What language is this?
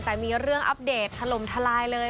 Thai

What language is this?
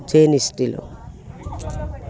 Assamese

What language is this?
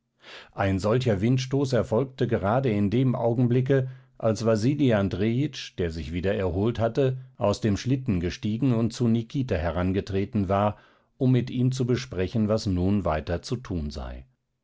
German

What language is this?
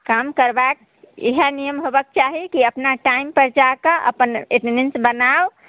Maithili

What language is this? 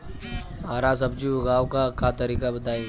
Bhojpuri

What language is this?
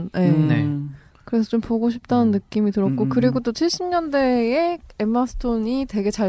Korean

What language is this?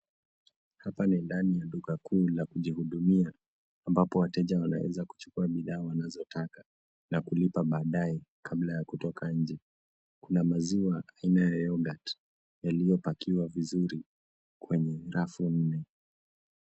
Swahili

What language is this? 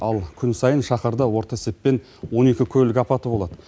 Kazakh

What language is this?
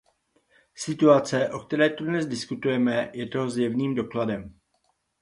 Czech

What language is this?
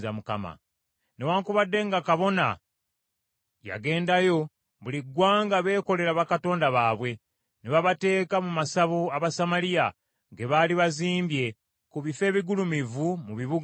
Ganda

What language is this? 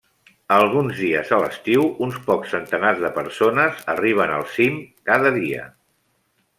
Catalan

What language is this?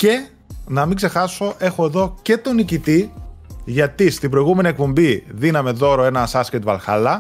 Greek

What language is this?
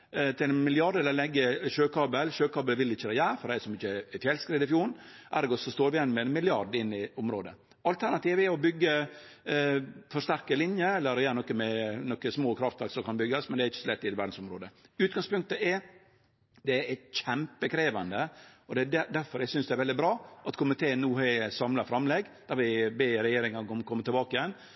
Norwegian Nynorsk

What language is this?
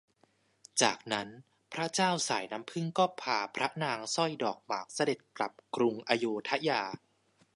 Thai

